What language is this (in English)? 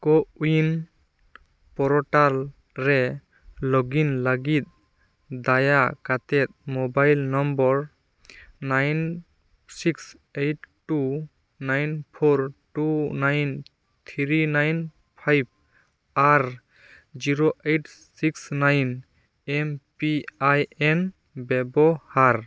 Santali